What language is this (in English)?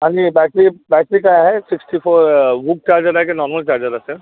Marathi